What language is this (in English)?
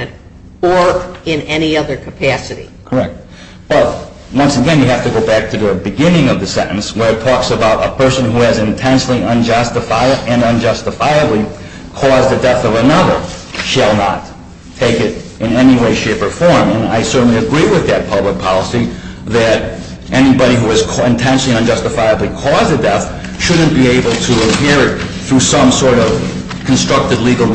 English